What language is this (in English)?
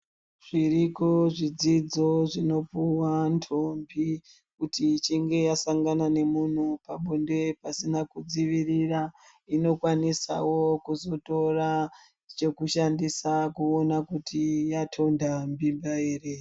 Ndau